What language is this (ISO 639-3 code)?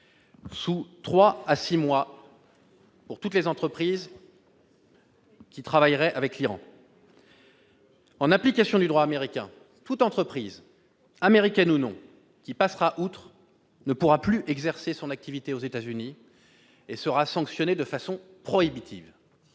fra